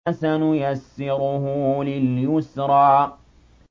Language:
Arabic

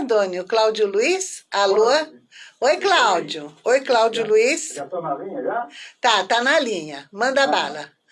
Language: Portuguese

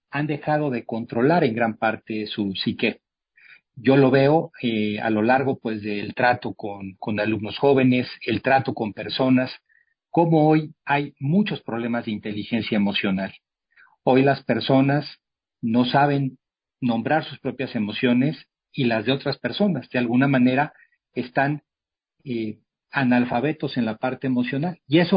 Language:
Spanish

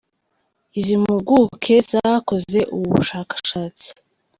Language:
Kinyarwanda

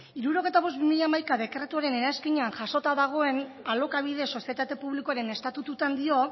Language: Basque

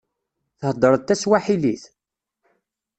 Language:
Kabyle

